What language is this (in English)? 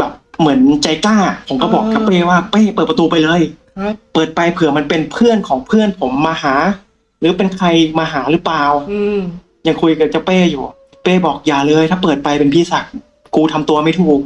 Thai